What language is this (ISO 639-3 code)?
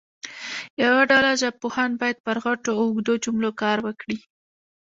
pus